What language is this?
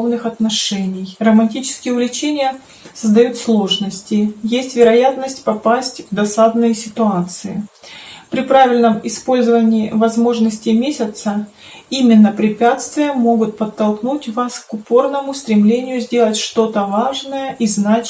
Russian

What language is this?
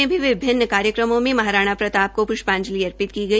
Hindi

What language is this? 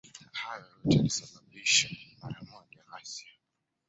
Swahili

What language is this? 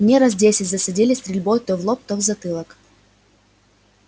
Russian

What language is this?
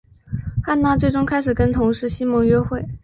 Chinese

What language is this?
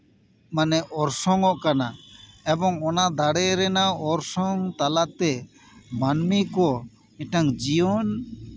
Santali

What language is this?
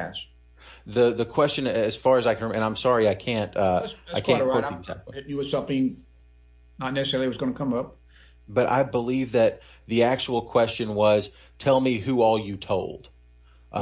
English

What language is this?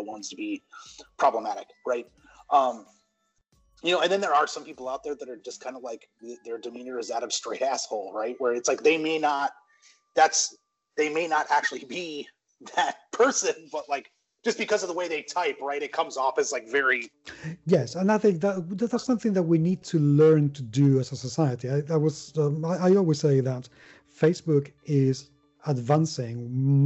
English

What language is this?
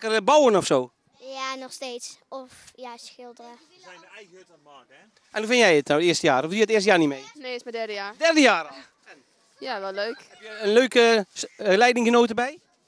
Dutch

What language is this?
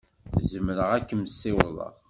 Kabyle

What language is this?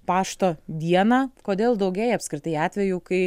Lithuanian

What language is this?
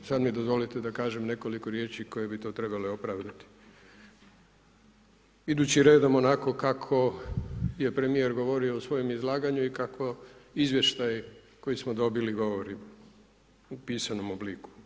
Croatian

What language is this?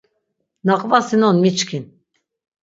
Laz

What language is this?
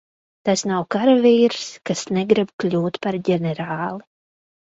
Latvian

